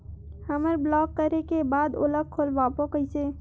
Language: Chhattisgarhi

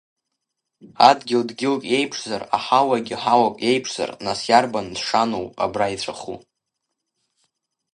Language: Abkhazian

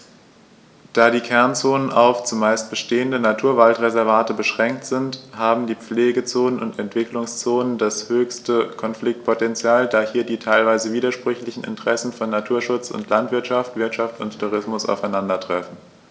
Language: German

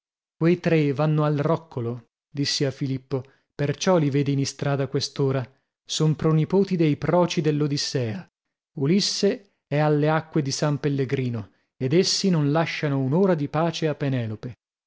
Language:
Italian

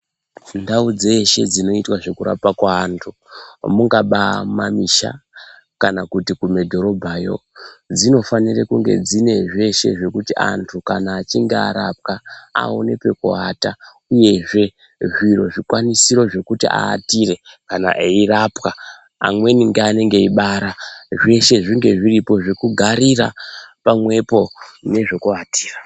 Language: Ndau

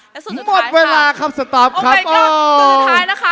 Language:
Thai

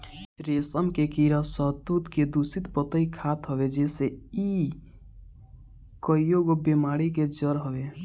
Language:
Bhojpuri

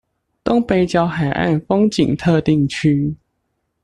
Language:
Chinese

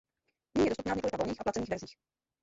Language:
Czech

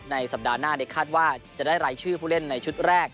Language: Thai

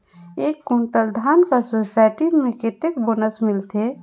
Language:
Chhattisgarhi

